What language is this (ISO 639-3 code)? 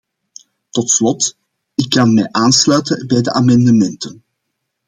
nld